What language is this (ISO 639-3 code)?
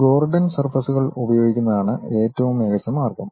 mal